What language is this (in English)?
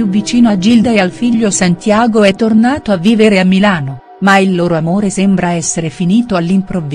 Italian